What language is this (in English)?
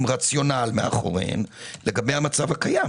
Hebrew